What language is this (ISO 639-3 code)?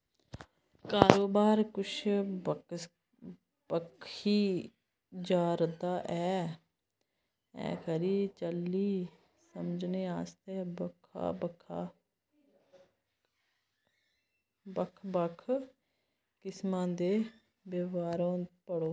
doi